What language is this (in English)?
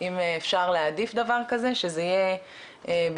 Hebrew